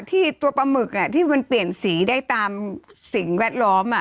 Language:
Thai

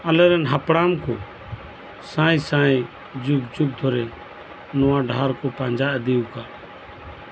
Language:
Santali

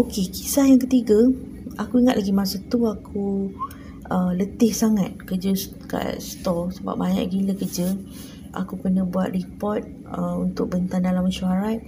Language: Malay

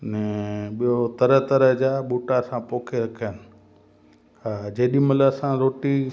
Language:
Sindhi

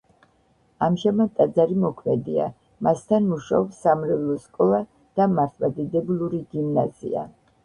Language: Georgian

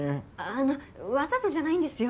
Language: Japanese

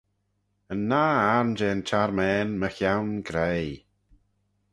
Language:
Manx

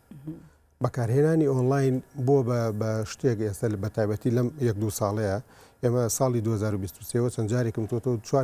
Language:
Arabic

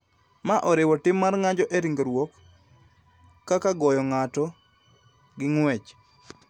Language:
Luo (Kenya and Tanzania)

